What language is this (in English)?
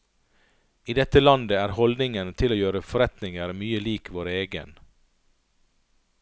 Norwegian